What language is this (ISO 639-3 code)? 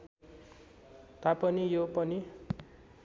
nep